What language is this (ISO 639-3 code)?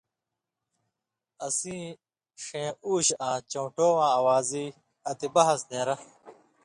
mvy